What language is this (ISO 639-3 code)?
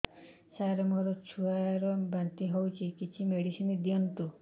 ori